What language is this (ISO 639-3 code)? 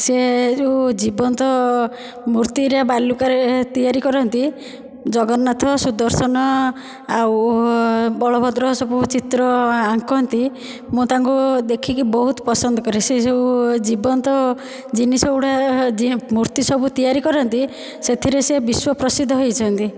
ori